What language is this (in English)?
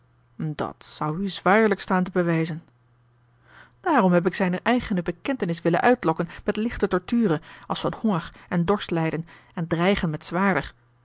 Dutch